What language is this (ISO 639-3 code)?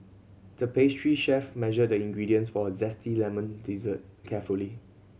eng